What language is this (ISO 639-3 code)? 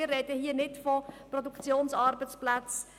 gsw